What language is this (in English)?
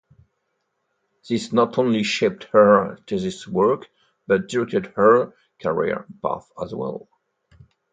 English